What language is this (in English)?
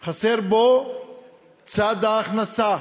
Hebrew